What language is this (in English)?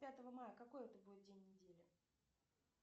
Russian